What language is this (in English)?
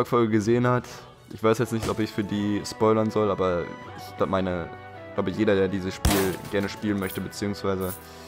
German